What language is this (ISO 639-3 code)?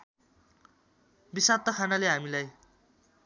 nep